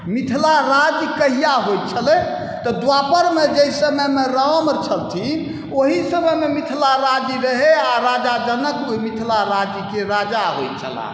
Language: Maithili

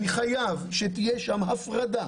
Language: Hebrew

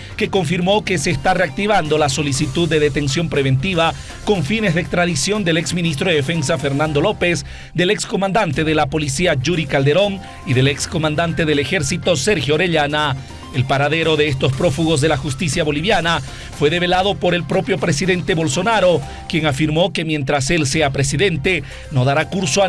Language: Spanish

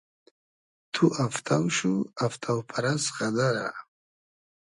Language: Hazaragi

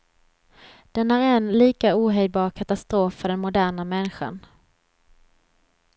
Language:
Swedish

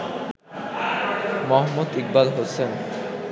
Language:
Bangla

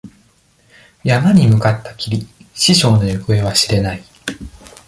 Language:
Japanese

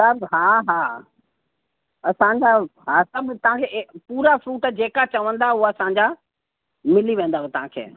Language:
Sindhi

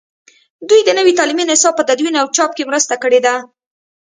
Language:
Pashto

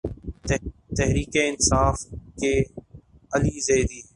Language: Urdu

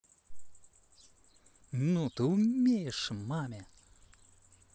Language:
Russian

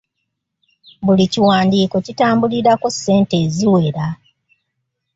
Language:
Ganda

